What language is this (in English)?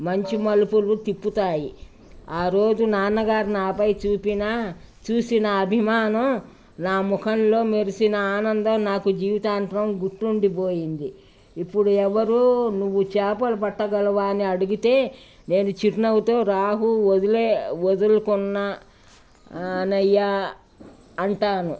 Telugu